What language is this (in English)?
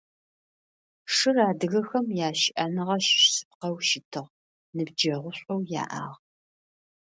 Adyghe